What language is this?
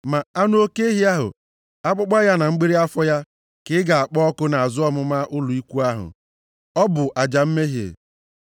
Igbo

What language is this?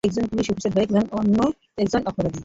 Bangla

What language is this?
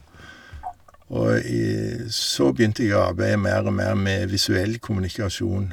Norwegian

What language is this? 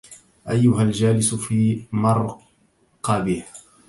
Arabic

